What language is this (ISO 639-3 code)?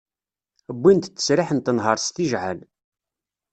kab